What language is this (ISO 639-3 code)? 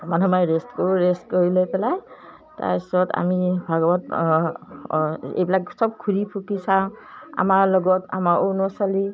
asm